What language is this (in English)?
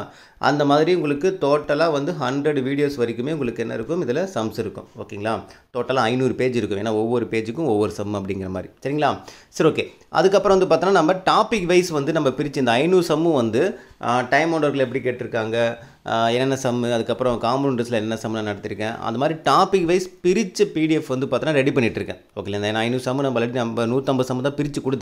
Tamil